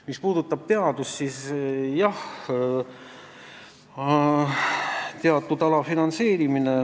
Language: Estonian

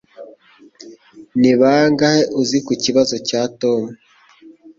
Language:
Kinyarwanda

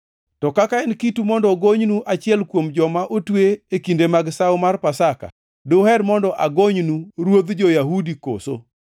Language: Luo (Kenya and Tanzania)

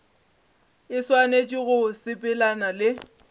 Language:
Northern Sotho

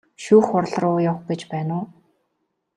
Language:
Mongolian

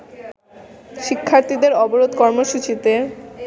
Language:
Bangla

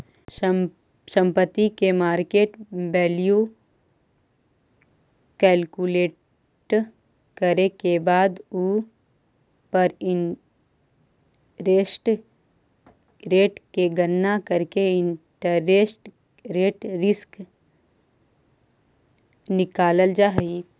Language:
Magahi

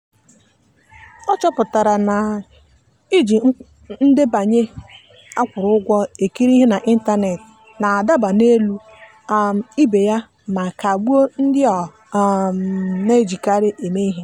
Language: Igbo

